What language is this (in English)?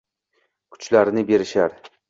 Uzbek